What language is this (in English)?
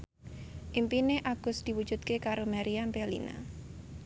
Javanese